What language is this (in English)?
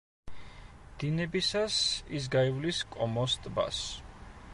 Georgian